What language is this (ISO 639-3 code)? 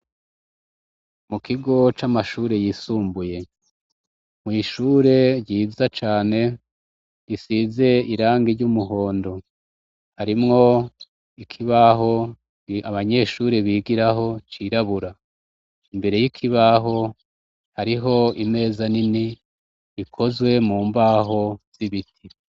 run